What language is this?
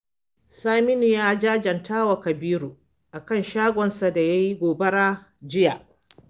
Hausa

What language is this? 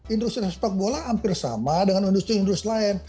Indonesian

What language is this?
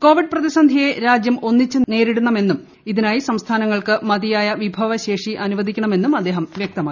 Malayalam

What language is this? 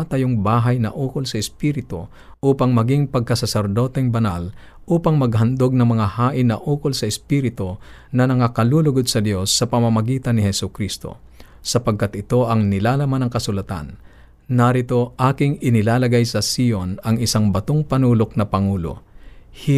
Filipino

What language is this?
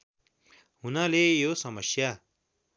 Nepali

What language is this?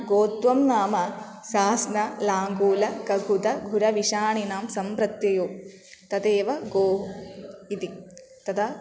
Sanskrit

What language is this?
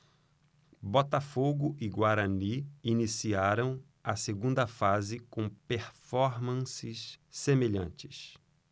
Portuguese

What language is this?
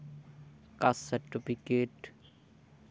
Santali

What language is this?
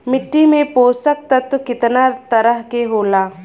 Bhojpuri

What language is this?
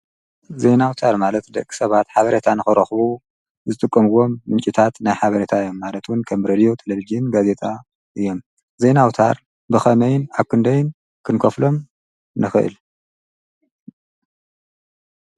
Tigrinya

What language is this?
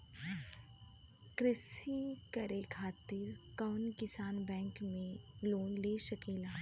Bhojpuri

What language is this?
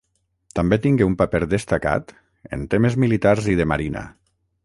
Catalan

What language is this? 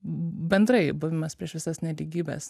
Lithuanian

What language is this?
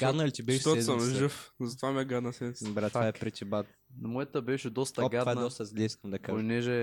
Bulgarian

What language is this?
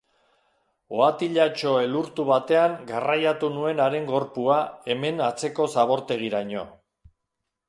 Basque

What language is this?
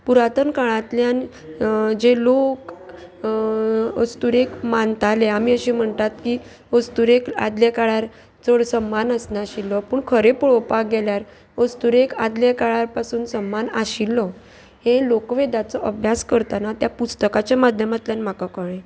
Konkani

